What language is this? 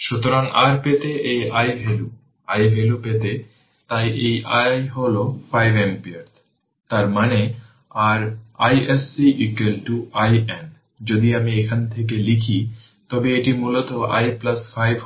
Bangla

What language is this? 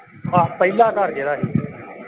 Punjabi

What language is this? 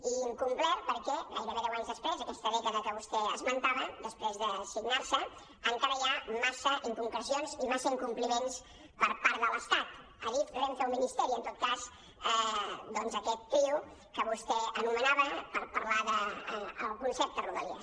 Catalan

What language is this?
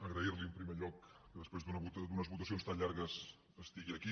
Catalan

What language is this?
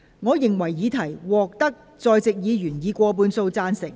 Cantonese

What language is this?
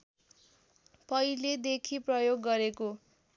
Nepali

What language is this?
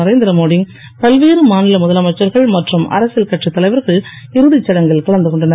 Tamil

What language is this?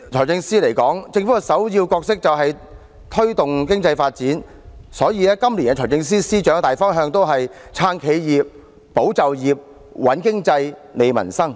Cantonese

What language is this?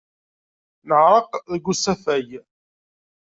Kabyle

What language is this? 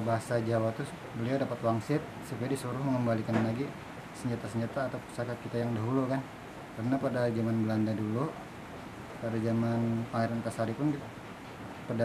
Indonesian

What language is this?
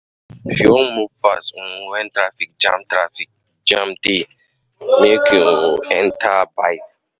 Nigerian Pidgin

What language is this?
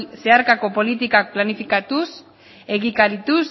Basque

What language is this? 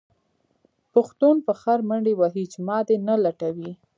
Pashto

